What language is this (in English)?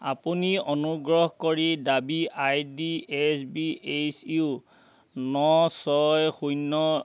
Assamese